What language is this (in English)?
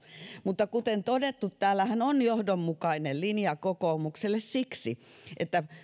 Finnish